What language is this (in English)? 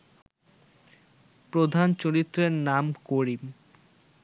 Bangla